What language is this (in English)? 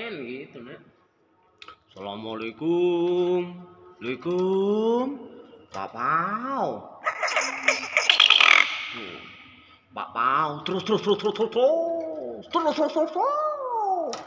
Indonesian